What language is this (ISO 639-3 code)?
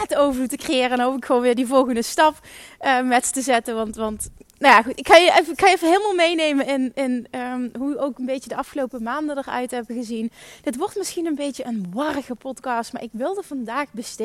nld